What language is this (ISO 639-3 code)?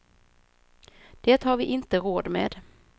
swe